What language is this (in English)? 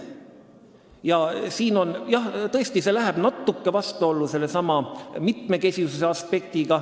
Estonian